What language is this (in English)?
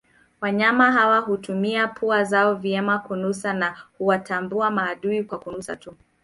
Swahili